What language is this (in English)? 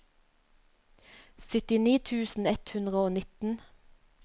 Norwegian